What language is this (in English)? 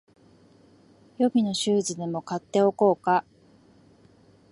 Japanese